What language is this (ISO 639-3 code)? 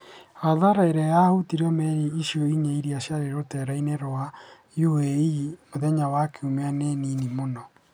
kik